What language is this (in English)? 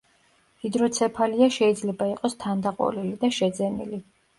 Georgian